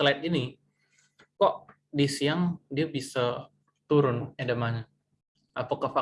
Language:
Indonesian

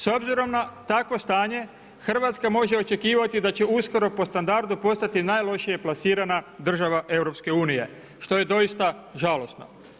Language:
Croatian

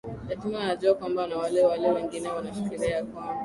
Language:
Swahili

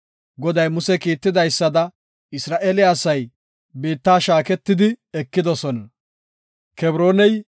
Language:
Gofa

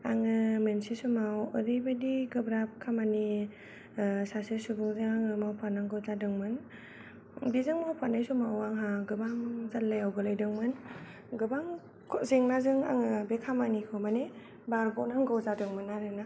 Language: Bodo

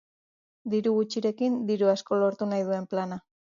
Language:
Basque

